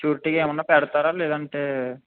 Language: Telugu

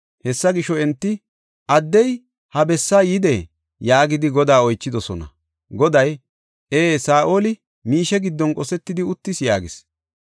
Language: Gofa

